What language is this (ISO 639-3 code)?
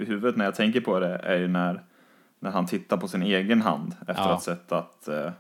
swe